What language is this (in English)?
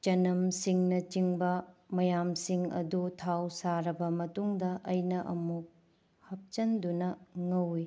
Manipuri